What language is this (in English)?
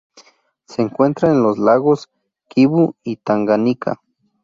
Spanish